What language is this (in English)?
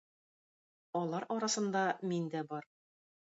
Tatar